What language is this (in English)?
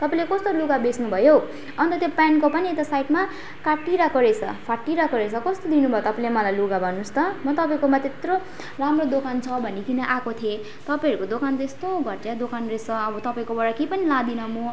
Nepali